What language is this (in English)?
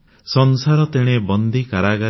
Odia